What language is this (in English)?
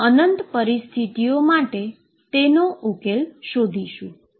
Gujarati